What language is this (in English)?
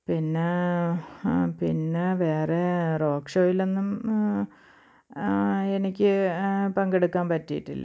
Malayalam